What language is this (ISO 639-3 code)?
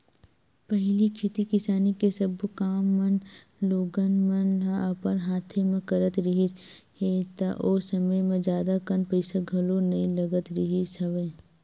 hne